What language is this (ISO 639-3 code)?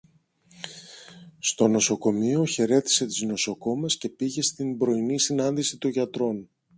ell